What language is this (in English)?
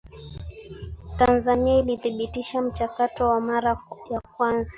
Swahili